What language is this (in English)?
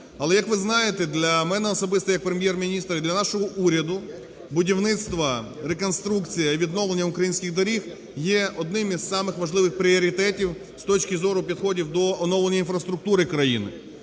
Ukrainian